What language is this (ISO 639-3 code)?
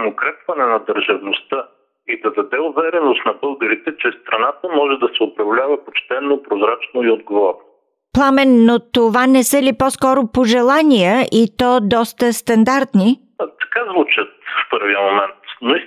bul